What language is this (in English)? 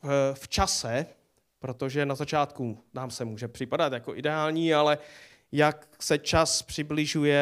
Czech